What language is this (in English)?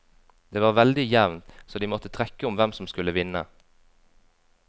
Norwegian